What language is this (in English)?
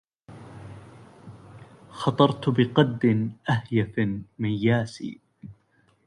Arabic